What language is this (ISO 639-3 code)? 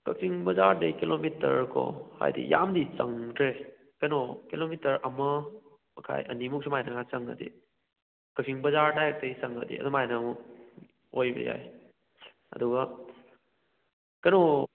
mni